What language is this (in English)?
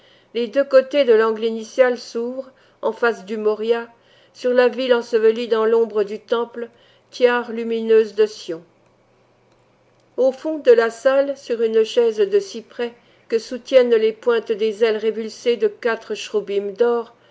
French